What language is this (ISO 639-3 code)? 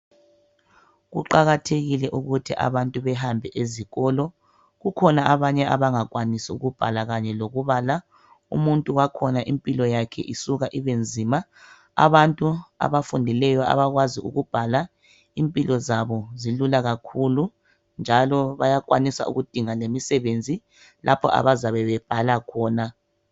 nde